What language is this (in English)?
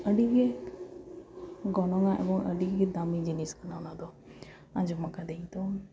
Santali